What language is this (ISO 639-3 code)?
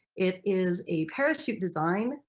eng